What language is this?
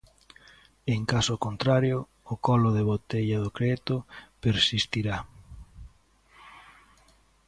Galician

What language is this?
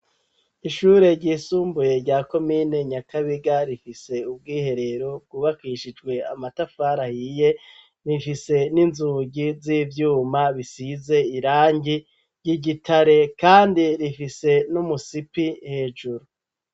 Rundi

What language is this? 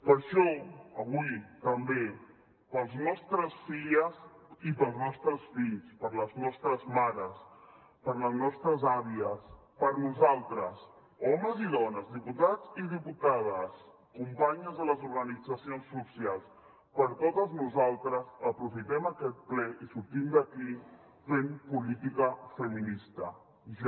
Catalan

